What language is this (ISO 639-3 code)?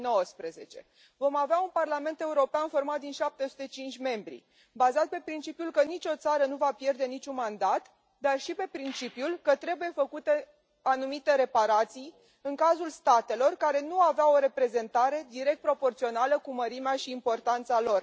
ron